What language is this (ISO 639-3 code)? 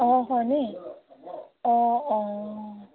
asm